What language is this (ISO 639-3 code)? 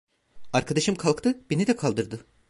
tur